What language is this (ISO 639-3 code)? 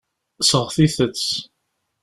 kab